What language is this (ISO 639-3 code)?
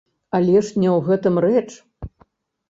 bel